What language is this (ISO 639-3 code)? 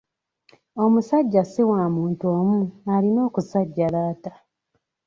lug